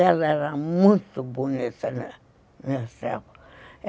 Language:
Portuguese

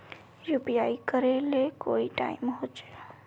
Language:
Magahi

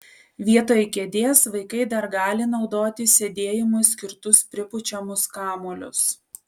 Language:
Lithuanian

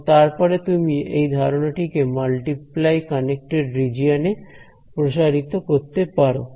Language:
Bangla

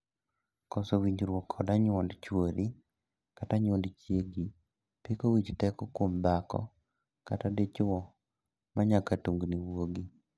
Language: Luo (Kenya and Tanzania)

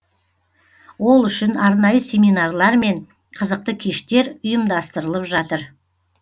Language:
Kazakh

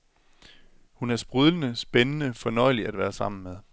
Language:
Danish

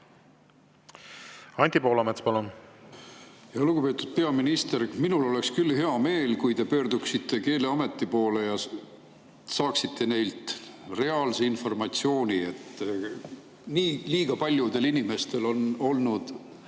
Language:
Estonian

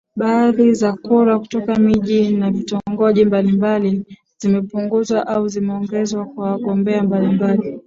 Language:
Swahili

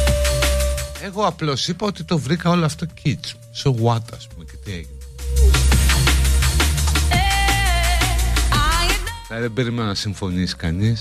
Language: Greek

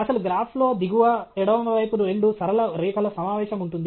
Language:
Telugu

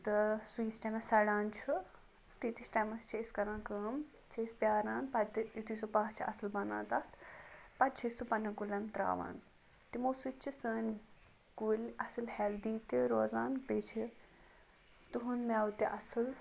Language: Kashmiri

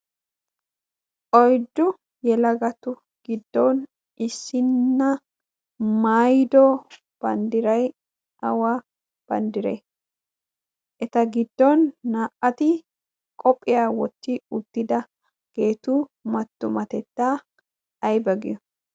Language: Wolaytta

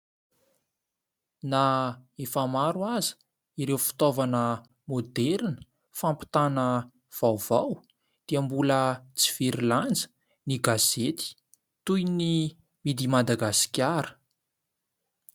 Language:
Malagasy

